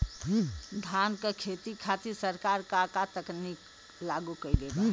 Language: Bhojpuri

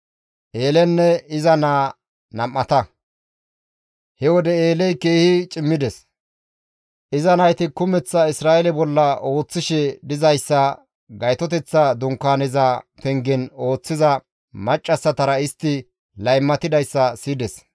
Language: Gamo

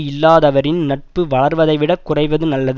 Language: Tamil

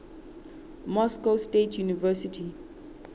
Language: Southern Sotho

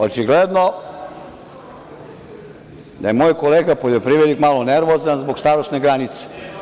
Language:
Serbian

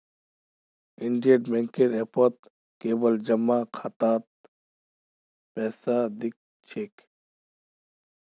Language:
Magahi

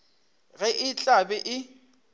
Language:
Northern Sotho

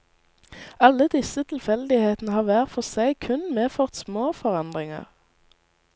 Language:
Norwegian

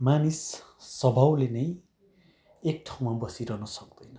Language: Nepali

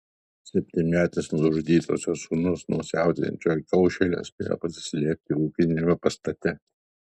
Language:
Lithuanian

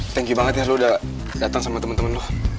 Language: Indonesian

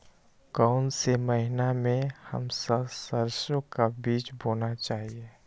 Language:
Magahi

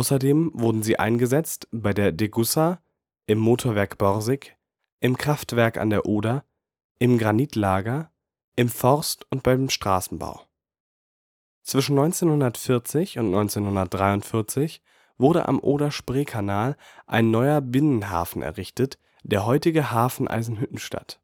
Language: German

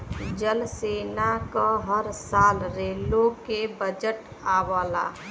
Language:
Bhojpuri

